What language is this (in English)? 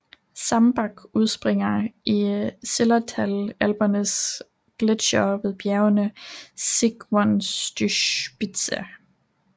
Danish